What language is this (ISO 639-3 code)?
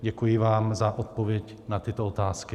ces